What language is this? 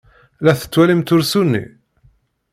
Kabyle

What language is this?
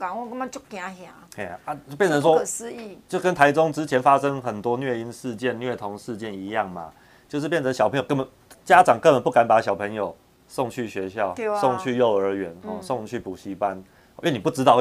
Chinese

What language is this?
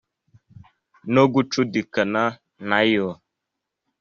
Kinyarwanda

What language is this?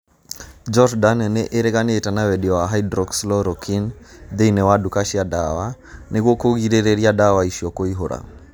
Kikuyu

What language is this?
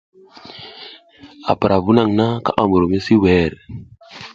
South Giziga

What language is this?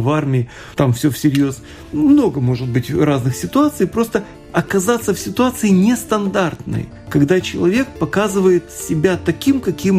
Russian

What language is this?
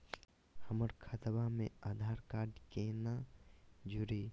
Magahi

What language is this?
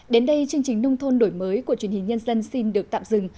Vietnamese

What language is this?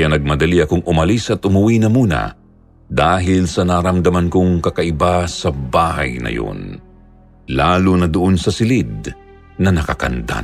Filipino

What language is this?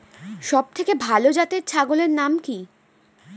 Bangla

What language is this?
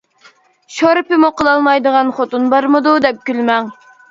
Uyghur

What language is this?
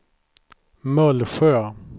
Swedish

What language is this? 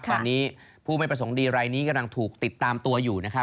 Thai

